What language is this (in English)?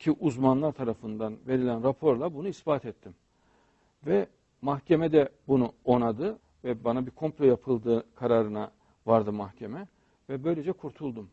Turkish